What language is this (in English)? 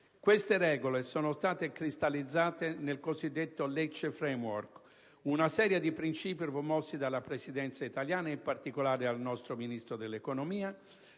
Italian